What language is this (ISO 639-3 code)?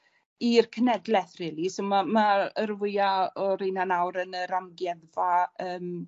cym